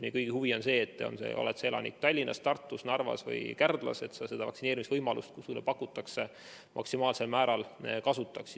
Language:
Estonian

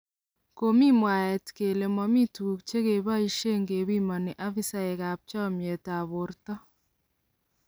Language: Kalenjin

